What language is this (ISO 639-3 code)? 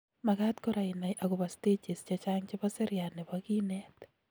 kln